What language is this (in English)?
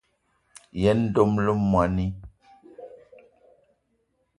Eton (Cameroon)